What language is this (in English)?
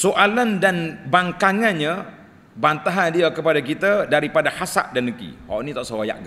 Malay